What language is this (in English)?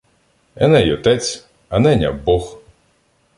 Ukrainian